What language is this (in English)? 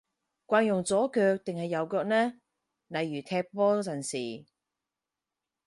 Cantonese